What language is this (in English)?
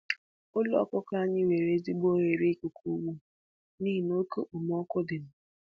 Igbo